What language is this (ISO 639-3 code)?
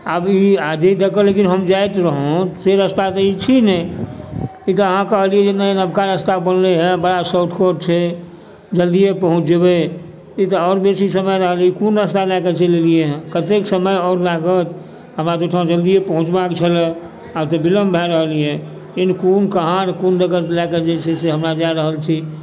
mai